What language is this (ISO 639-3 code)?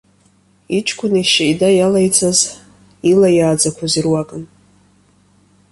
abk